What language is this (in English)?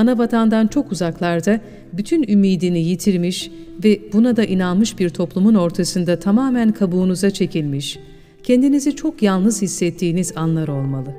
Turkish